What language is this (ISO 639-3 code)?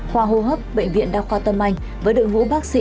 vie